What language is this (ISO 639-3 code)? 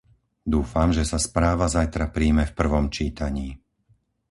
slk